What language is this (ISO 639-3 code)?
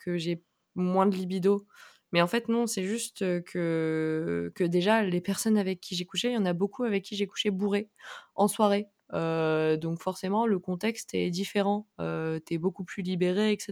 fra